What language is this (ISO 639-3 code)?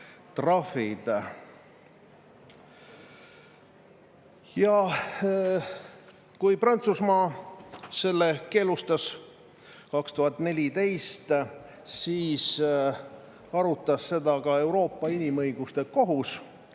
est